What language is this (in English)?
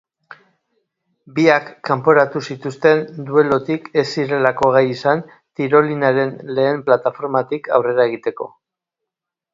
Basque